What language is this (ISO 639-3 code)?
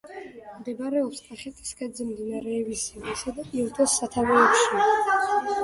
kat